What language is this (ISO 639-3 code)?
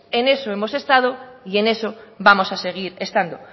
spa